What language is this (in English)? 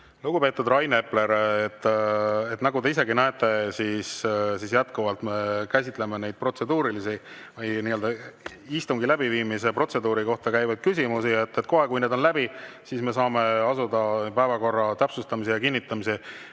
Estonian